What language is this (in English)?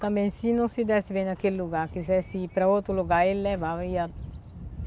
Portuguese